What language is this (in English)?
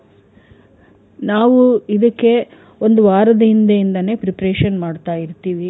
Kannada